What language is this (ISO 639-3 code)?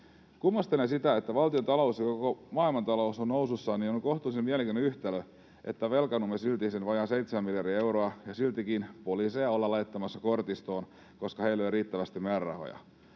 fin